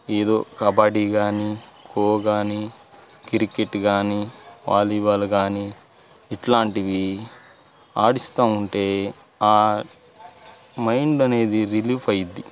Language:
Telugu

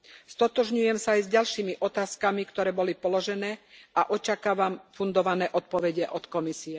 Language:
Slovak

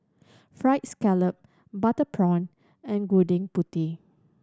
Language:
English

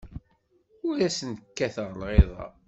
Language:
Kabyle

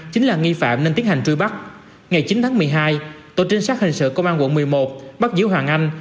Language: Vietnamese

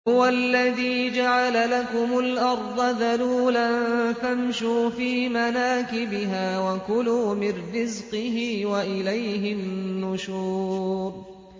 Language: Arabic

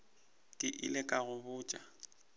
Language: Northern Sotho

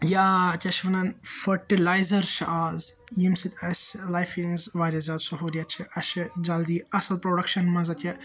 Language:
Kashmiri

